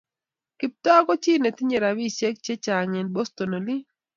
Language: Kalenjin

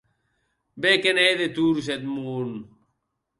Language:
Occitan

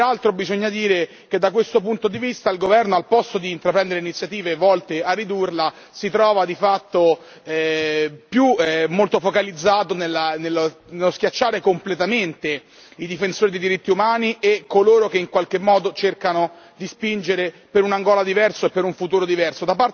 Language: Italian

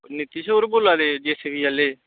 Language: Dogri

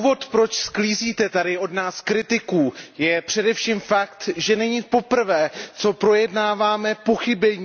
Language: Czech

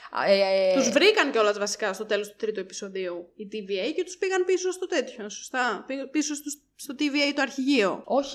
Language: Greek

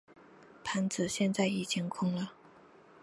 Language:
Chinese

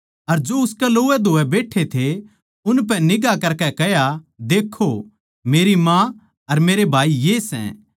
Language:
Haryanvi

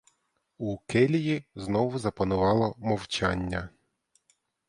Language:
Ukrainian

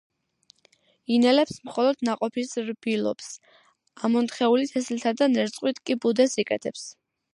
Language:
Georgian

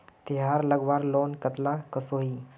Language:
Magahi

